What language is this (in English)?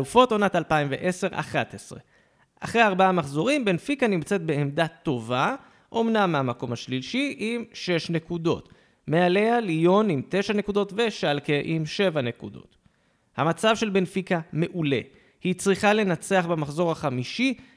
Hebrew